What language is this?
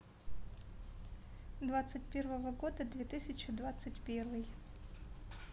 Russian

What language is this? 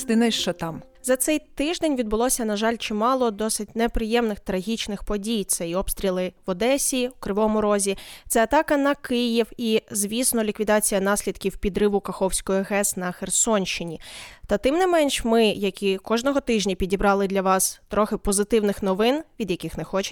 Ukrainian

